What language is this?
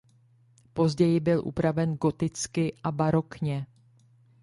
Czech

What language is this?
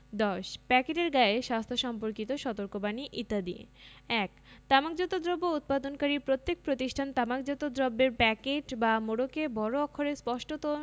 Bangla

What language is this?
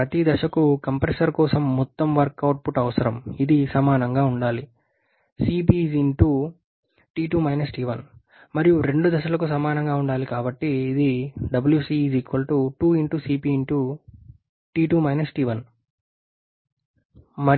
Telugu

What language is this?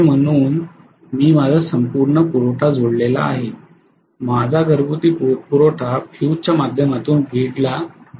Marathi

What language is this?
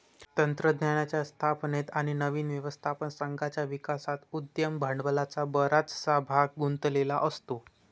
Marathi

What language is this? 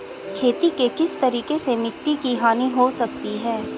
Hindi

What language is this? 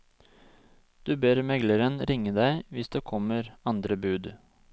Norwegian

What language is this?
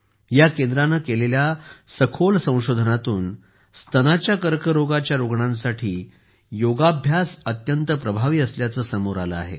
Marathi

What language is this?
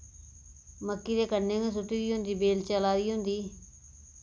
Dogri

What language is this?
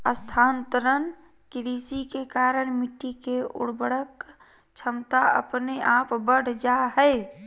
Magahi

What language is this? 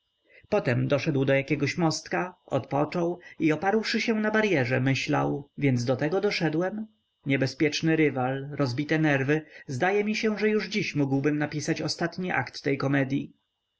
Polish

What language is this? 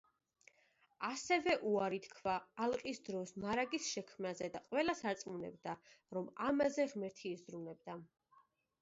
Georgian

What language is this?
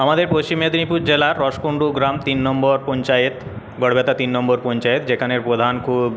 Bangla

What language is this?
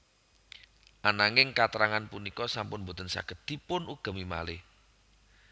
Javanese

